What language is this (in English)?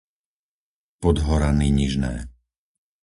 Slovak